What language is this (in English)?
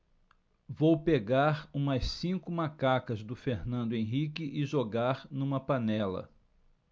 Portuguese